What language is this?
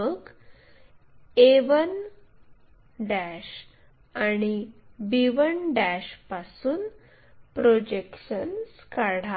Marathi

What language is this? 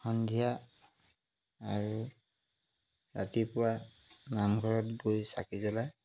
Assamese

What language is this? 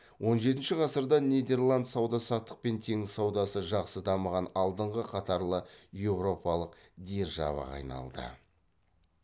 Kazakh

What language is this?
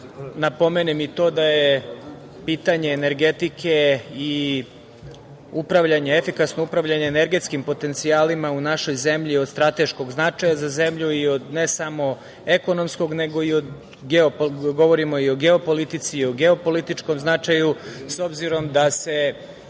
Serbian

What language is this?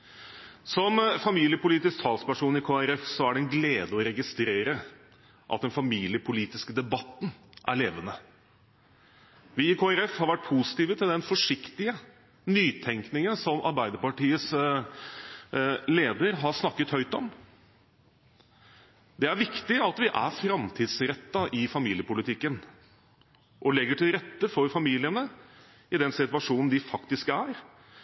Norwegian Bokmål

